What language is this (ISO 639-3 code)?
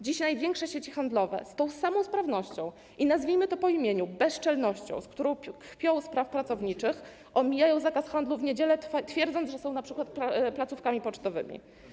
pol